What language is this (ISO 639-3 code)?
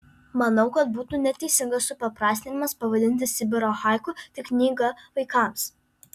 lit